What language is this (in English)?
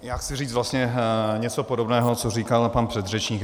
Czech